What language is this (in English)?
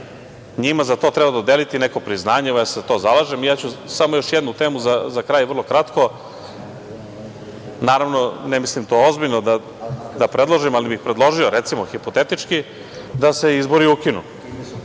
Serbian